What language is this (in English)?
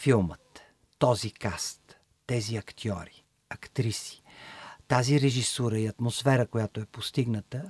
Bulgarian